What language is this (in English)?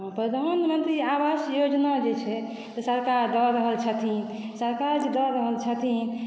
Maithili